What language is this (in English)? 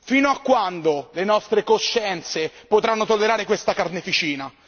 Italian